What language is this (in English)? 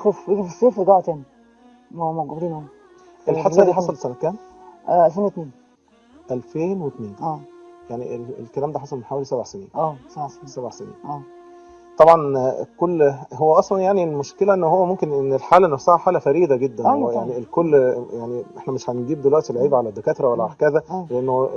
Arabic